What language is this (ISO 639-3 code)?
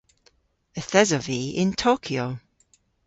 cor